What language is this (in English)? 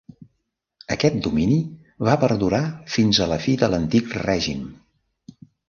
Catalan